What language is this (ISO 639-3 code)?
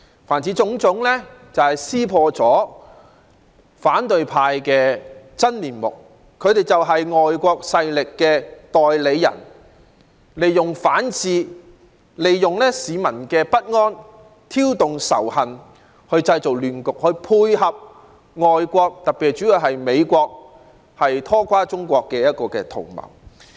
yue